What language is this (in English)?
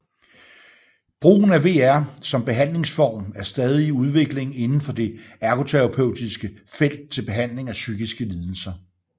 Danish